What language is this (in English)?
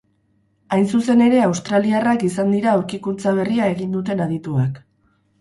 Basque